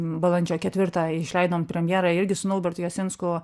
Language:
Lithuanian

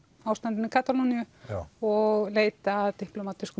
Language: Icelandic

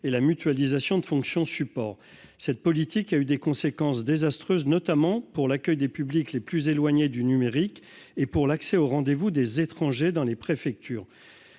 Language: French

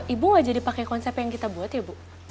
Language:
Indonesian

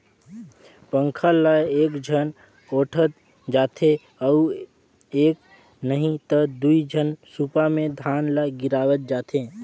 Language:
Chhattisgarhi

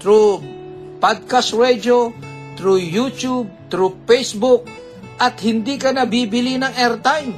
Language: Filipino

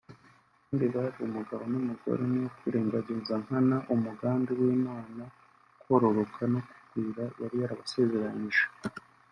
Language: Kinyarwanda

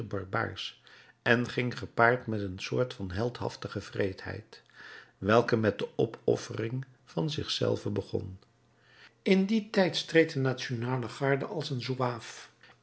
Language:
Dutch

